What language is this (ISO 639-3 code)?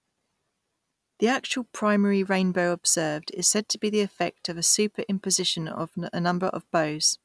eng